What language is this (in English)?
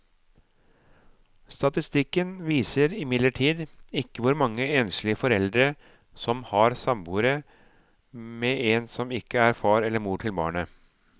Norwegian